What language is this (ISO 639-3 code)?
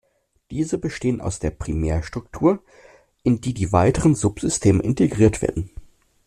deu